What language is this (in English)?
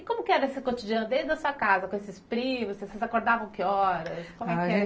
Portuguese